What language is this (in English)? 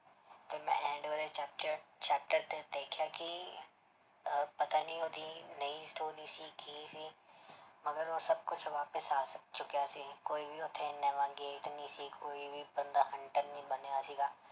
Punjabi